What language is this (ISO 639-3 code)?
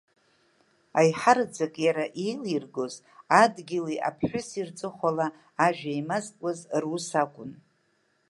abk